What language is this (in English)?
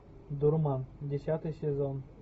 Russian